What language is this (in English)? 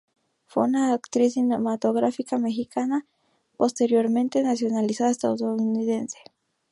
Spanish